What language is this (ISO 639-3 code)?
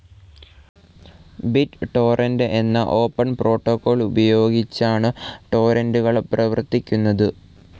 mal